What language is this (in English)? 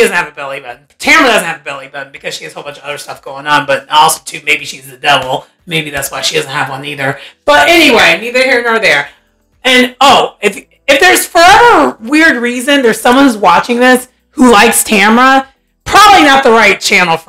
English